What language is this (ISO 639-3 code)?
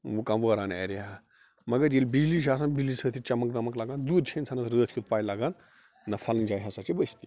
kas